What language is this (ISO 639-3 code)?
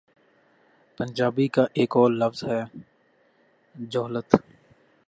urd